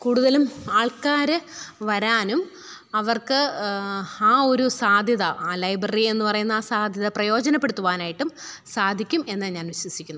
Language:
Malayalam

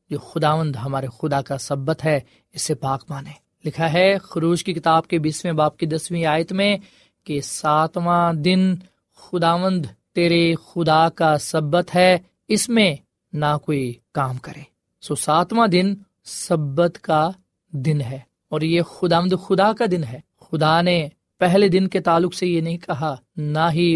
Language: Urdu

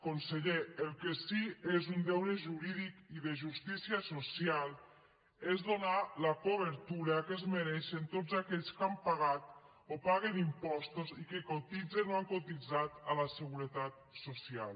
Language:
Catalan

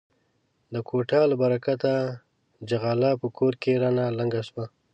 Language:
Pashto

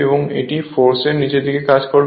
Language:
Bangla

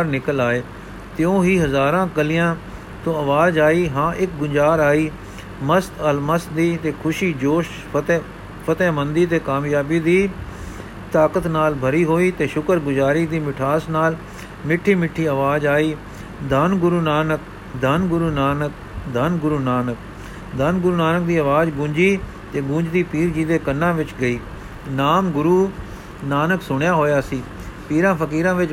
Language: Punjabi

